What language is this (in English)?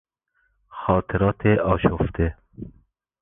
Persian